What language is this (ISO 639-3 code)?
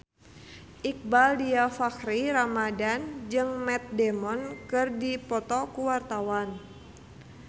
sun